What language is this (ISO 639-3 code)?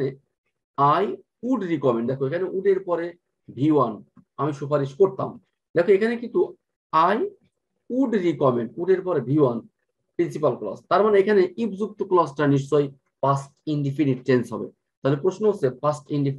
tur